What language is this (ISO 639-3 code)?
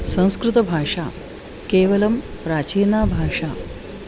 san